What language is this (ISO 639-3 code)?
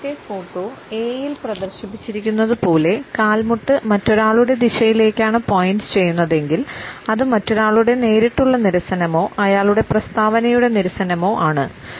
mal